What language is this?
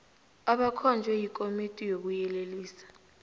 South Ndebele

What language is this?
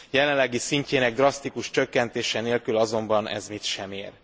Hungarian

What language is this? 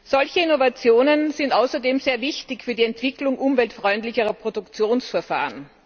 German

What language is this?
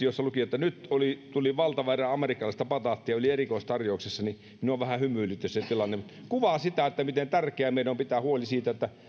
Finnish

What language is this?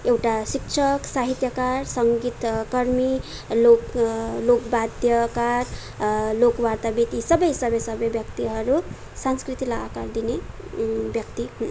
Nepali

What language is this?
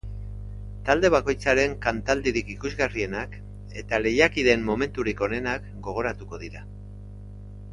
Basque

